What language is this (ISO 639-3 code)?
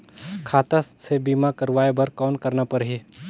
hne